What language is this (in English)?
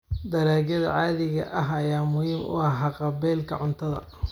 Somali